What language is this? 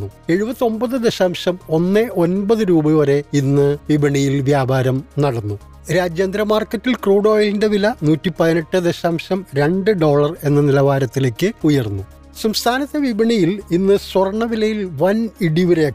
Malayalam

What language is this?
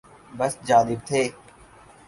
Urdu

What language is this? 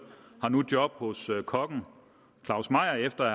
Danish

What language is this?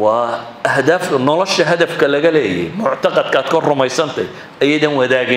Arabic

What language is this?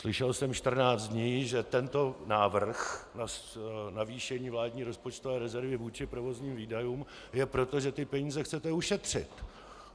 Czech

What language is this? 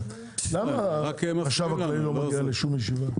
Hebrew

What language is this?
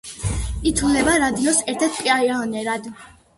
Georgian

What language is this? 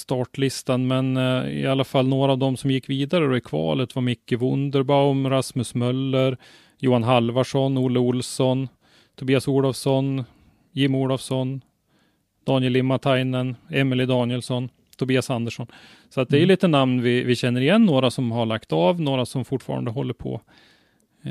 Swedish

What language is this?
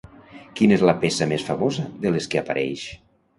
Catalan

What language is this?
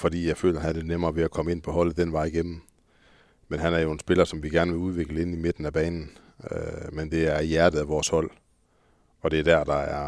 Danish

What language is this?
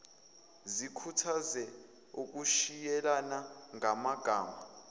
Zulu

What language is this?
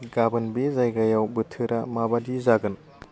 Bodo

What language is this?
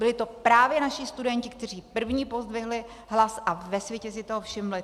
Czech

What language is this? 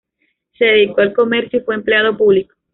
Spanish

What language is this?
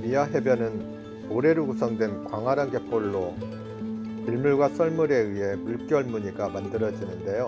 Korean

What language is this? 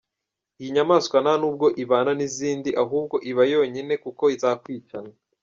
Kinyarwanda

